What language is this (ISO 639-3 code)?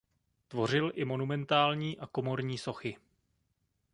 ces